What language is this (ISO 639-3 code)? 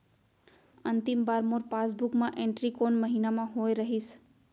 hne